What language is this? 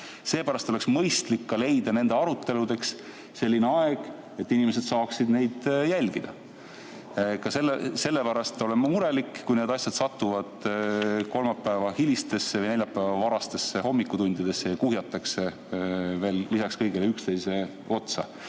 Estonian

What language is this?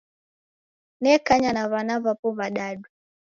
Taita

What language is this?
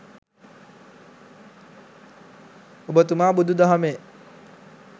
Sinhala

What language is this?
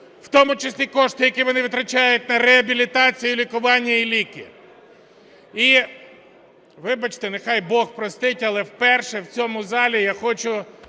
Ukrainian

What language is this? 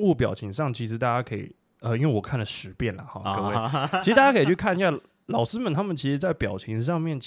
Chinese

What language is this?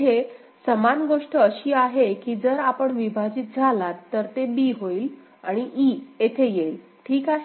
Marathi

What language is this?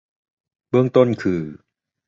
Thai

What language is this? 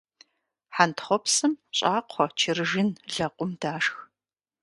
Kabardian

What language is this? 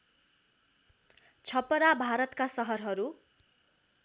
Nepali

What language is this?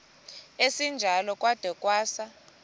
Xhosa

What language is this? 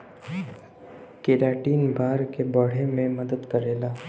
Bhojpuri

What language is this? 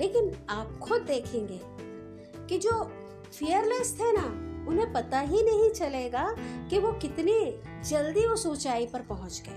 Hindi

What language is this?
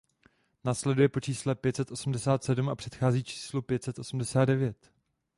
Czech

